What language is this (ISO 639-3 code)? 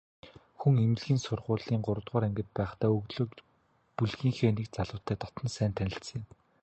mon